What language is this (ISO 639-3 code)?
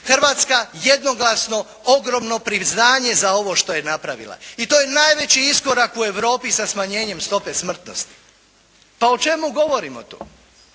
hrv